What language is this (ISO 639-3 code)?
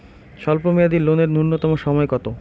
ben